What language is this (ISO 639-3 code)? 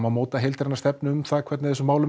isl